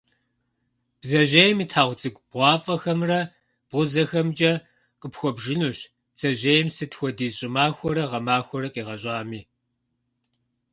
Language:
Kabardian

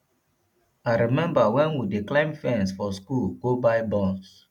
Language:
Nigerian Pidgin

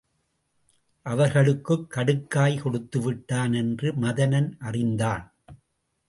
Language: Tamil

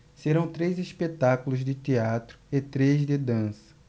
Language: Portuguese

